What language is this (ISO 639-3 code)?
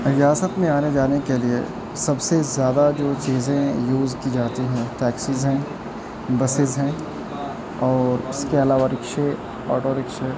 urd